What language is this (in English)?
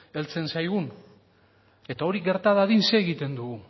Basque